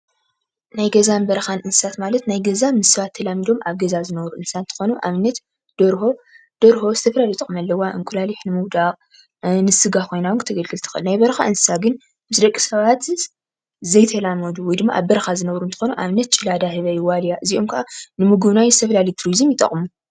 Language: Tigrinya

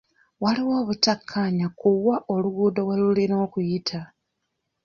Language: Ganda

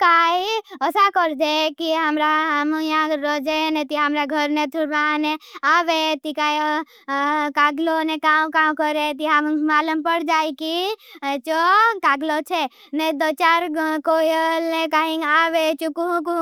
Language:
Bhili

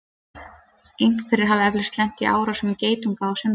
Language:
Icelandic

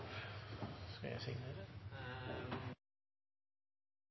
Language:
Norwegian Bokmål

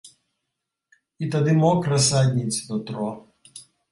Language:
Belarusian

